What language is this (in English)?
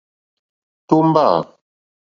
Mokpwe